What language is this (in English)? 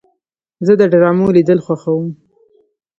Pashto